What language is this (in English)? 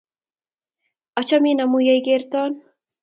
Kalenjin